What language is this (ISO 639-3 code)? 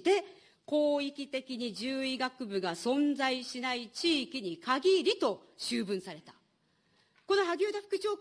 jpn